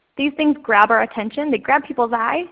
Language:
English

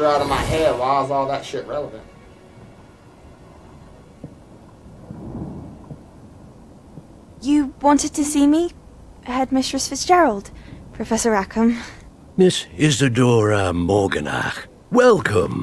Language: English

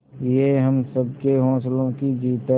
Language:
Hindi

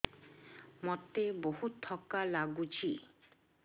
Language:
Odia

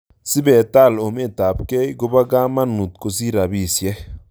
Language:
Kalenjin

